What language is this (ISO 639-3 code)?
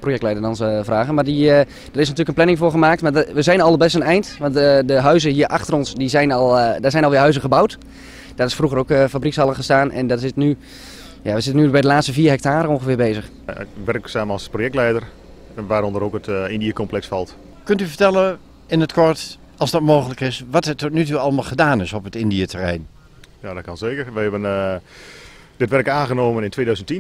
nld